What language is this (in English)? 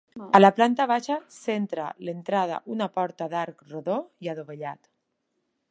Catalan